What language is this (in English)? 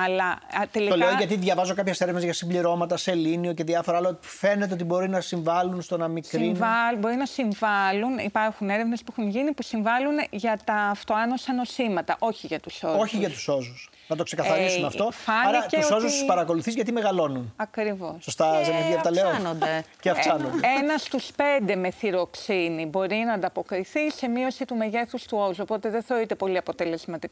Greek